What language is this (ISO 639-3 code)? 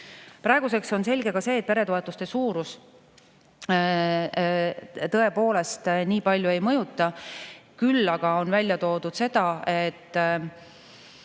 est